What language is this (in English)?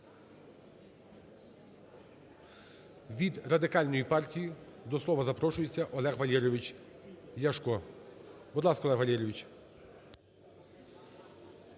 Ukrainian